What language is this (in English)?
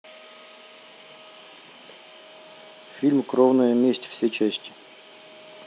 Russian